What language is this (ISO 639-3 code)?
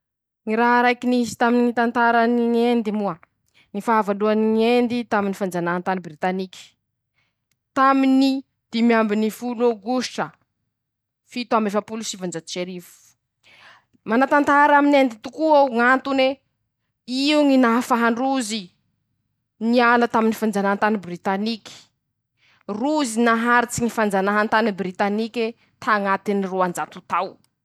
msh